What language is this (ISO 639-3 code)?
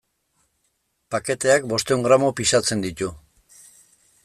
eus